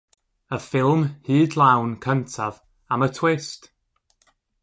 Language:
Welsh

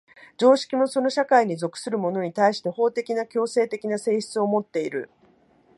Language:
Japanese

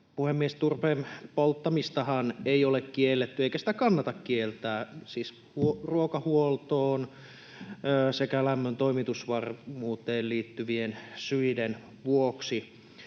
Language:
Finnish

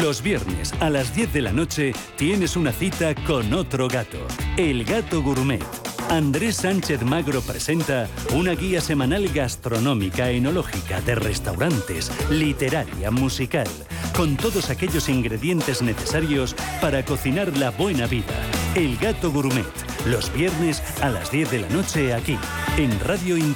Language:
Spanish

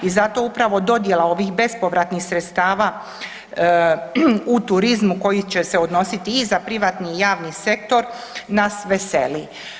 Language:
Croatian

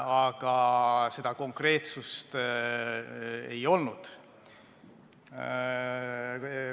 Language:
Estonian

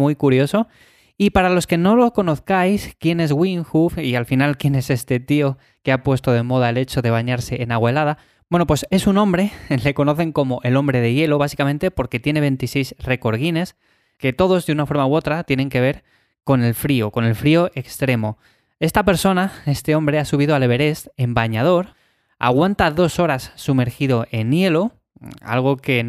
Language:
Spanish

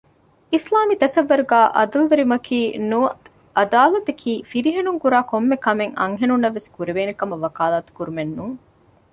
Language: Divehi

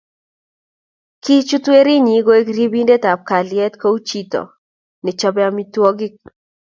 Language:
Kalenjin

